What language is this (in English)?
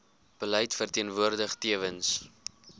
Afrikaans